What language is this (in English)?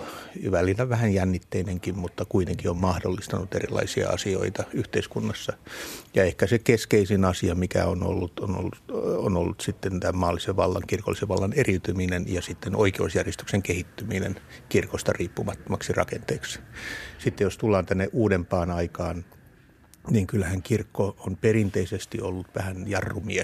Finnish